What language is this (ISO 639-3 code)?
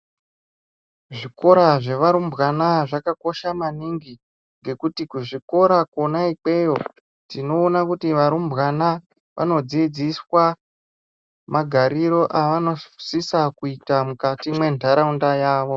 ndc